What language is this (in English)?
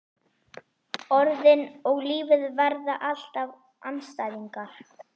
Icelandic